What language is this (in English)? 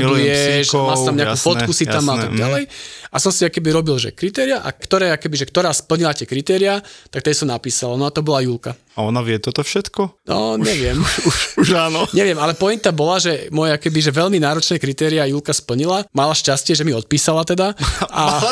Slovak